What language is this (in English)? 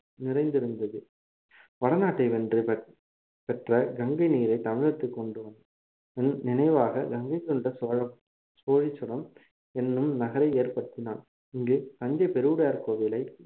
Tamil